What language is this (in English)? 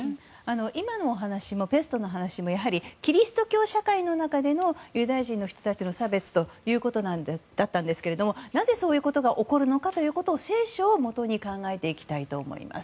Japanese